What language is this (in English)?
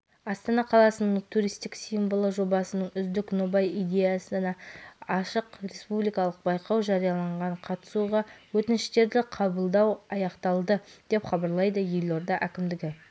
Kazakh